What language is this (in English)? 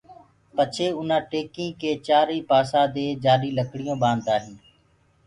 Gurgula